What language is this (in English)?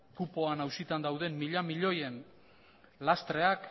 Basque